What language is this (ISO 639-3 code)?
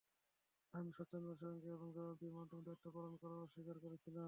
ben